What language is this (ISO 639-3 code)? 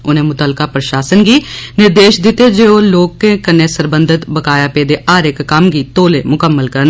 doi